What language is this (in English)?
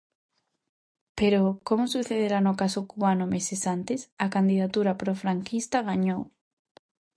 Galician